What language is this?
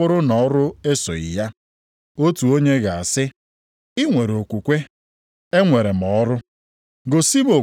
Igbo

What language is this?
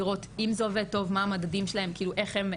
Hebrew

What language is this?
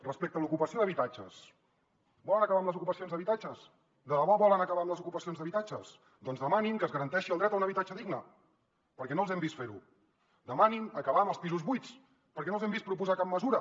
Catalan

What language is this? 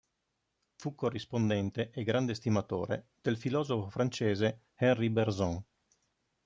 Italian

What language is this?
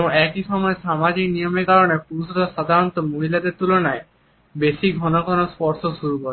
Bangla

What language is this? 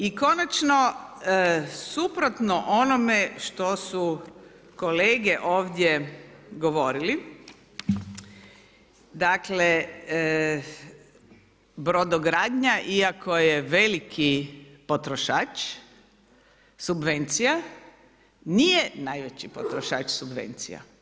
Croatian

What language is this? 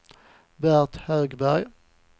Swedish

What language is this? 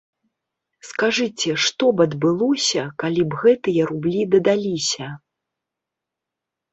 Belarusian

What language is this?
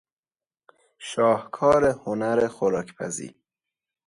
Persian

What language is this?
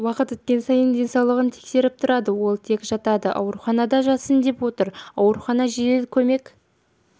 Kazakh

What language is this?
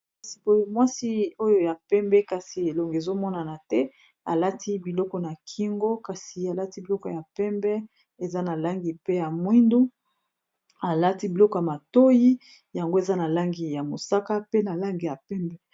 Lingala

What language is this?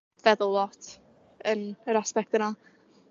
Welsh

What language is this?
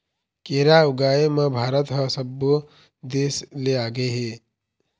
Chhattisgarhi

